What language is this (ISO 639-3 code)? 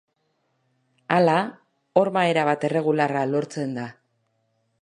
eus